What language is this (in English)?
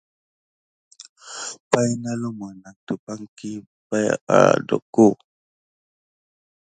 Gidar